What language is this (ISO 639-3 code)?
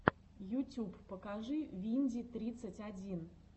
rus